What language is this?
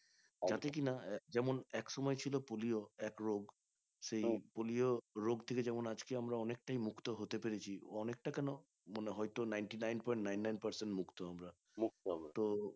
Bangla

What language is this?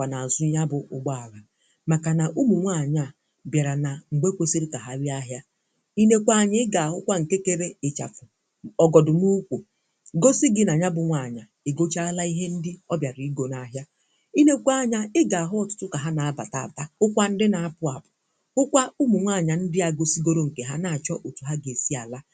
Igbo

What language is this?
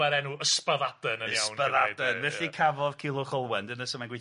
Welsh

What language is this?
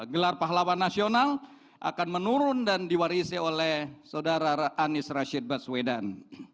Indonesian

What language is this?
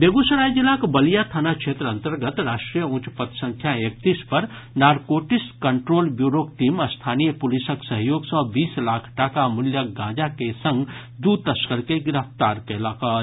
Maithili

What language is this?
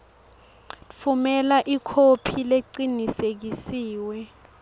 Swati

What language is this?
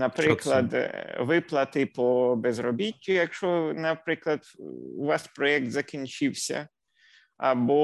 Ukrainian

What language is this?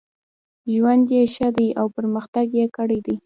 Pashto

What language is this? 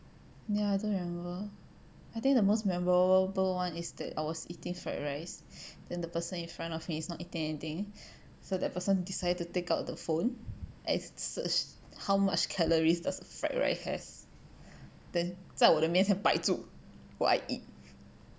English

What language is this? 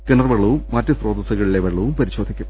Malayalam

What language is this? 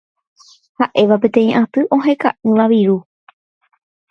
Guarani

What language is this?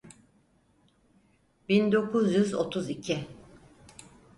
Turkish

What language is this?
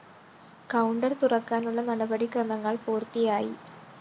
Malayalam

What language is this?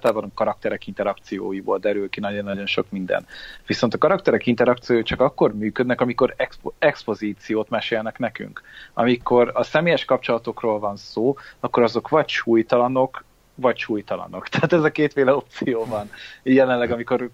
Hungarian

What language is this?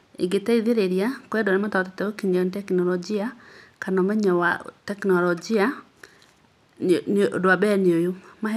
Kikuyu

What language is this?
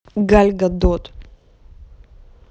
Russian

